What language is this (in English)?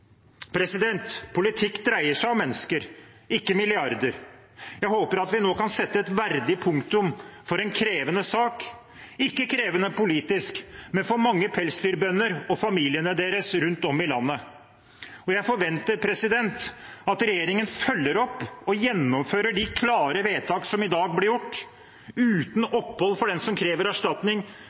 Norwegian Bokmål